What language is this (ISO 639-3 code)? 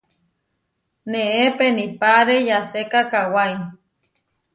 var